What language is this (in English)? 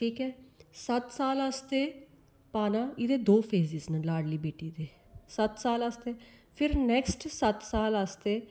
Dogri